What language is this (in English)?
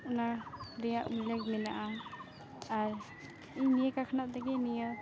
Santali